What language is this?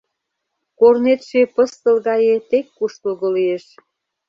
Mari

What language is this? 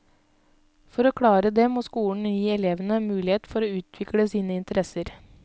Norwegian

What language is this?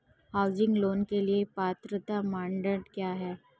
Hindi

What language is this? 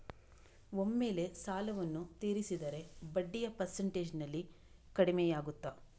Kannada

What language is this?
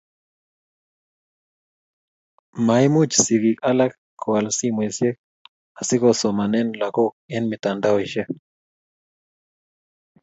Kalenjin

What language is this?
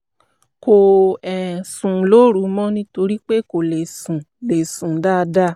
Yoruba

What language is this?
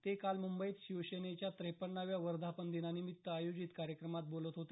Marathi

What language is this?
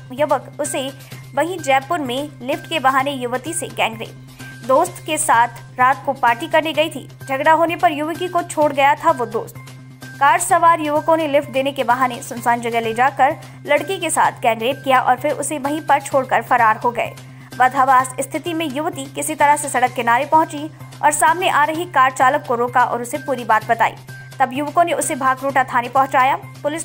Hindi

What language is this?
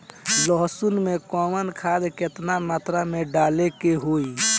Bhojpuri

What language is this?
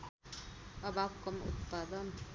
Nepali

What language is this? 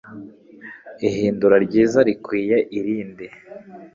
Kinyarwanda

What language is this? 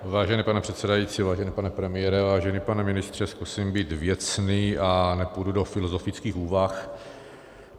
Czech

